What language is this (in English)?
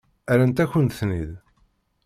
Kabyle